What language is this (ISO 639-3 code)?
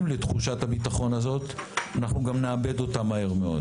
heb